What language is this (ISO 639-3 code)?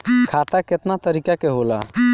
bho